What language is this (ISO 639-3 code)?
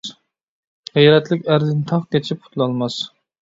uig